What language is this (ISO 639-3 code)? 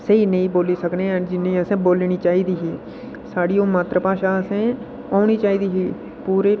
doi